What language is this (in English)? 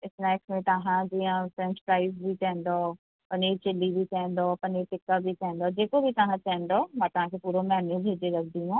Sindhi